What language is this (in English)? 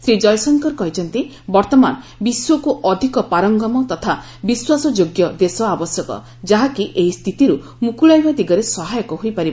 Odia